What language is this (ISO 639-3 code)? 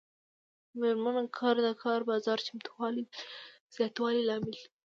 pus